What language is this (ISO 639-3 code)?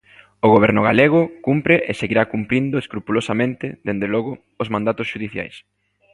glg